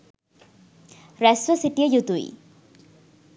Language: Sinhala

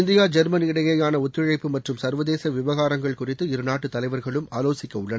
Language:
Tamil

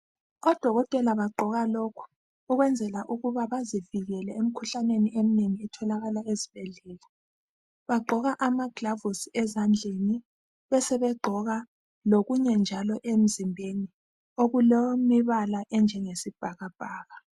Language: North Ndebele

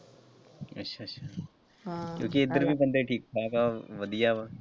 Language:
Punjabi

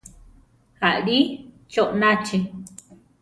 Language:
Central Tarahumara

